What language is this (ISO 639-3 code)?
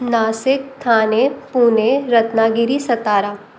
snd